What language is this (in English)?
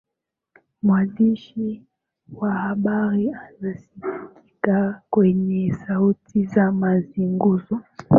Swahili